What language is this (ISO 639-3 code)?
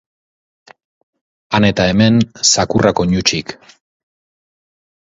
eus